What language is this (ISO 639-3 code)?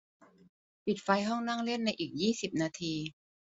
tha